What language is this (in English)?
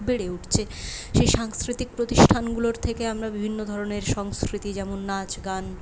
Bangla